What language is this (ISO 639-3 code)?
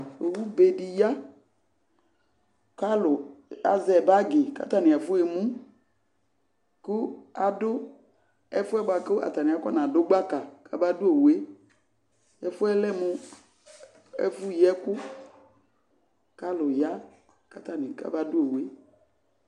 kpo